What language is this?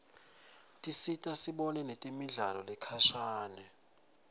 Swati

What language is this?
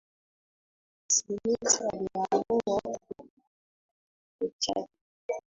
Swahili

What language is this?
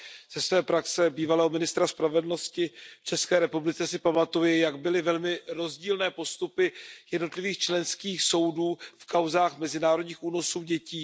Czech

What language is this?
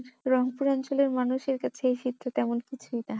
Bangla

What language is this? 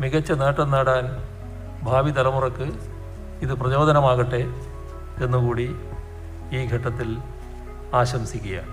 Malayalam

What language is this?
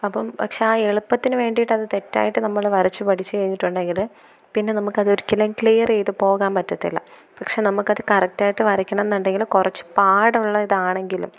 Malayalam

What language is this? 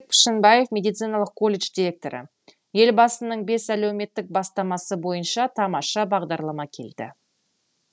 Kazakh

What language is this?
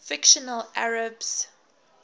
English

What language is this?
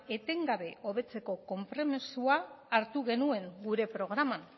Basque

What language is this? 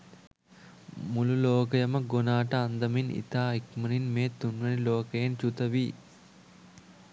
Sinhala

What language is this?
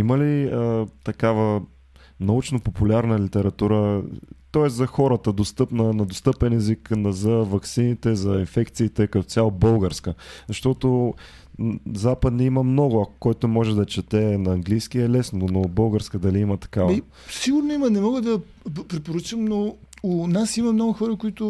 Bulgarian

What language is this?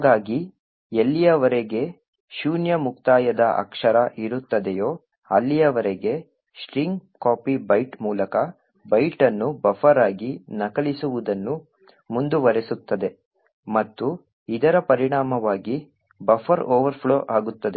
Kannada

